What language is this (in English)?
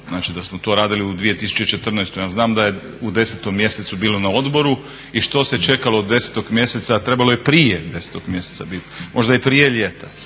Croatian